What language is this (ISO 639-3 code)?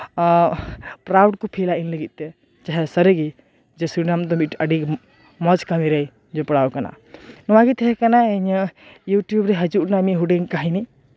sat